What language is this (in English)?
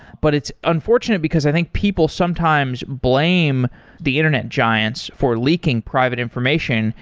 English